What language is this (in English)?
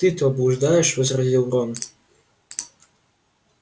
Russian